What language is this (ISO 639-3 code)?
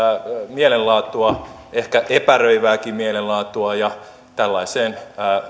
fin